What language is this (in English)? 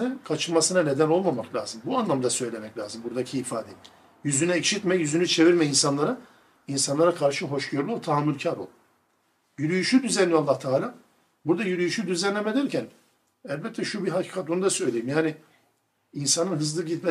Turkish